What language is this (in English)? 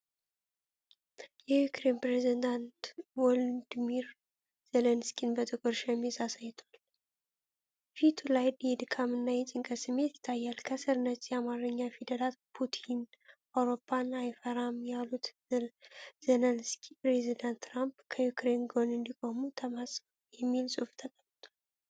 Amharic